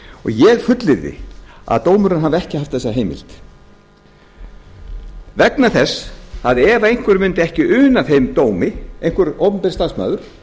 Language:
Icelandic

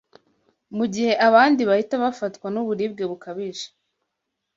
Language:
Kinyarwanda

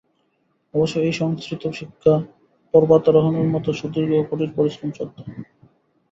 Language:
Bangla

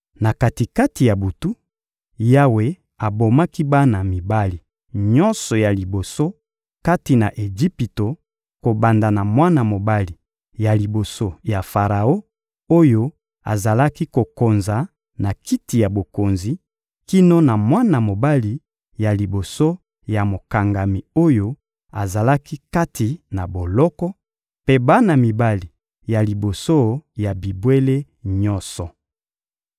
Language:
Lingala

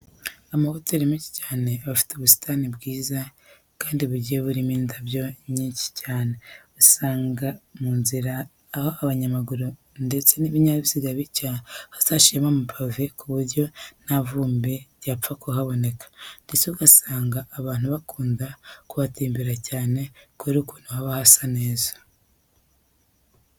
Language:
Kinyarwanda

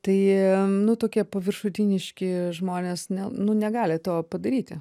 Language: Lithuanian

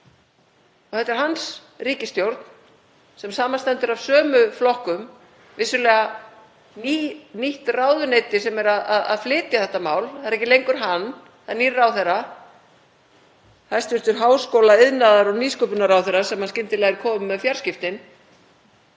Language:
Icelandic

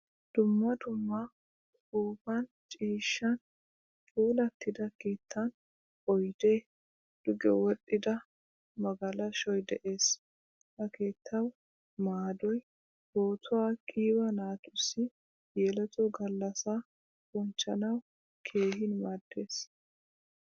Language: Wolaytta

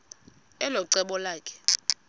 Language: Xhosa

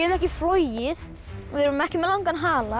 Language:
Icelandic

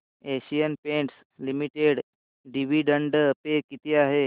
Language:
Marathi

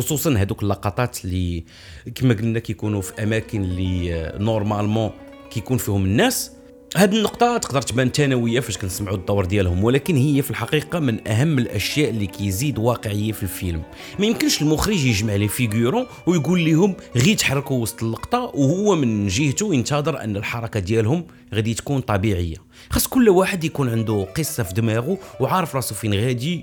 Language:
Arabic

